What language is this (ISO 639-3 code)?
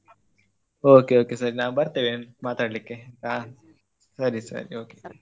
kan